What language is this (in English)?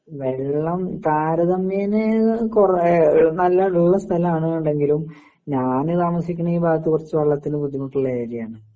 Malayalam